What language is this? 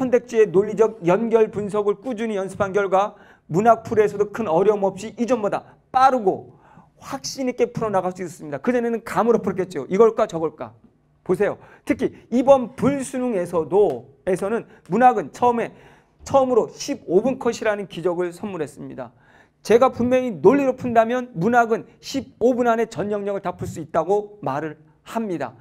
Korean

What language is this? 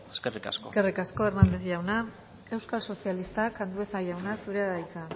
Basque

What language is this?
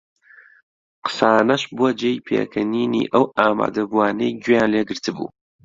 Central Kurdish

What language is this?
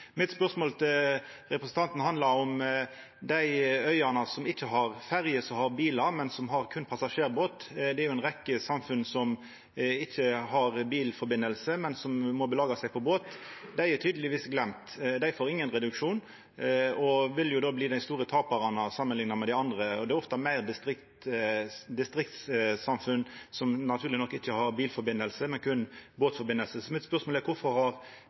Norwegian Nynorsk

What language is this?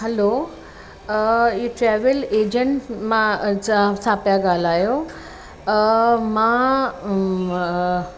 Sindhi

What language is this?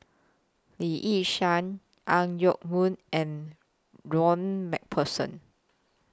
English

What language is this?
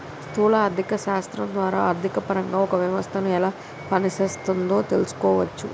Telugu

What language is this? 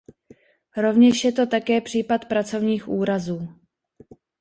Czech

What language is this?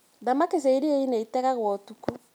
Kikuyu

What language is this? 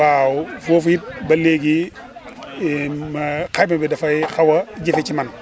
Wolof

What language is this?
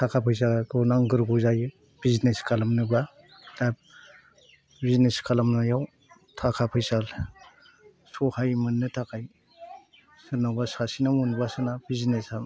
Bodo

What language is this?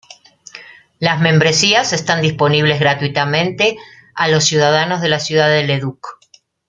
Spanish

